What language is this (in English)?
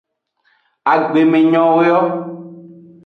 Aja (Benin)